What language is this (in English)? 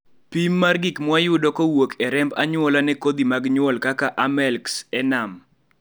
Luo (Kenya and Tanzania)